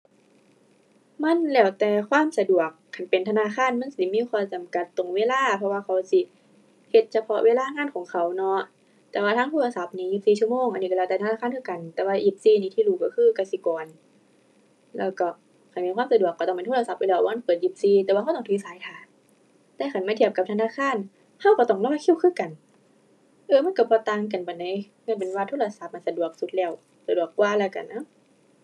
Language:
Thai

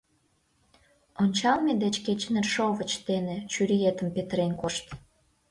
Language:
Mari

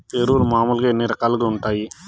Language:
Telugu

